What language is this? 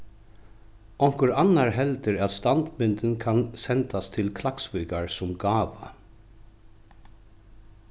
Faroese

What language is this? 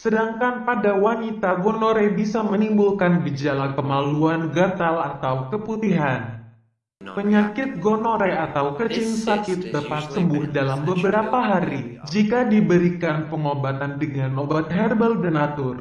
Indonesian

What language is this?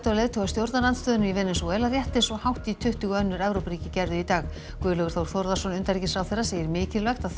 Icelandic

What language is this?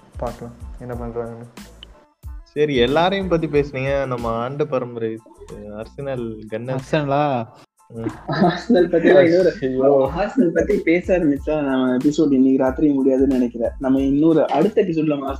Tamil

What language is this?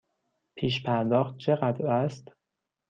Persian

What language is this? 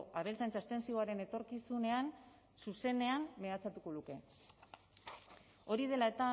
Basque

